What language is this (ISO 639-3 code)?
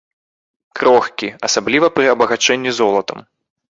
bel